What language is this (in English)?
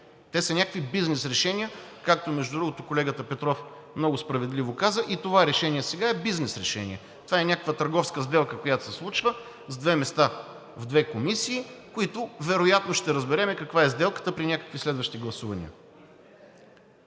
Bulgarian